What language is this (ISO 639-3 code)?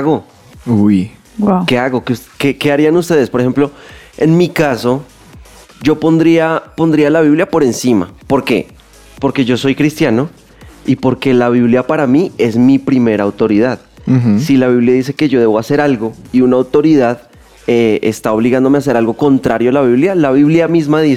spa